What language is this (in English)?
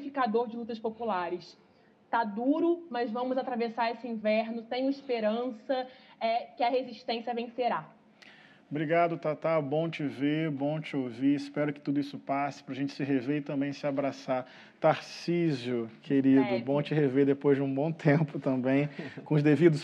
Portuguese